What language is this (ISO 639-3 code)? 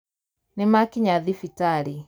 kik